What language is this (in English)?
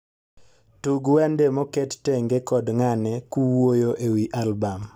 Luo (Kenya and Tanzania)